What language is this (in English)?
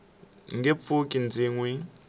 Tsonga